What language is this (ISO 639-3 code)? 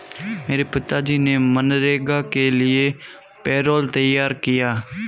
hin